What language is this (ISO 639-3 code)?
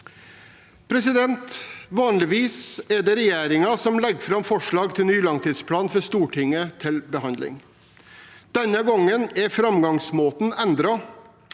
nor